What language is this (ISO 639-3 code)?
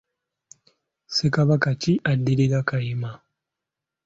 lug